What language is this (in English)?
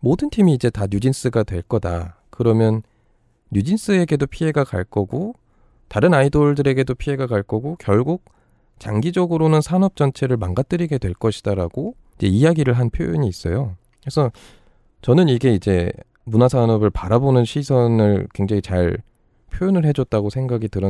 Korean